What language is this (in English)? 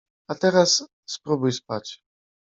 Polish